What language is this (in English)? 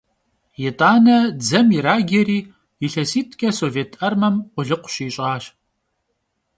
Kabardian